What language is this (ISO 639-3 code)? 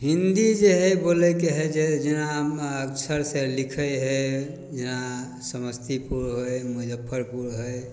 mai